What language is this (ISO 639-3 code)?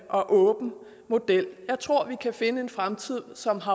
dan